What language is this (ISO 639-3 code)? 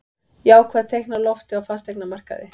isl